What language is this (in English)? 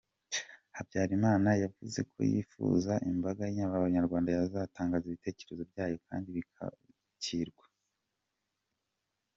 Kinyarwanda